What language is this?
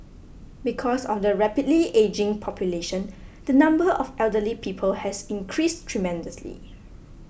English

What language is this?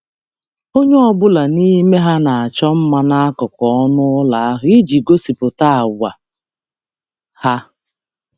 Igbo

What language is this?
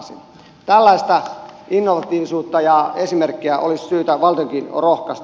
Finnish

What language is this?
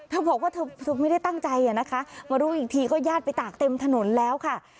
Thai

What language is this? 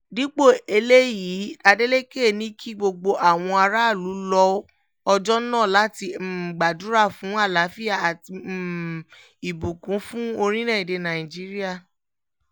Yoruba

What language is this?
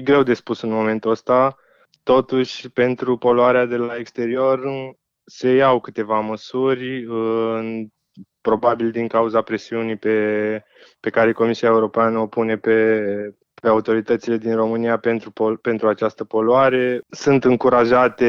Romanian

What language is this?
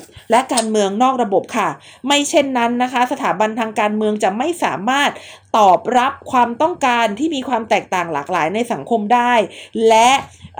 Thai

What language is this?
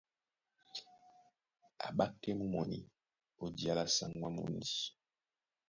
Duala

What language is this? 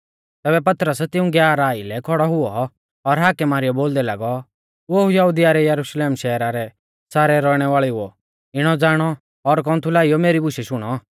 Mahasu Pahari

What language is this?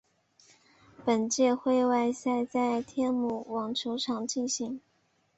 Chinese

